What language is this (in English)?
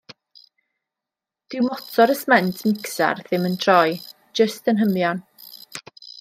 Welsh